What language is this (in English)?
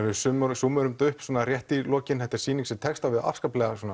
Icelandic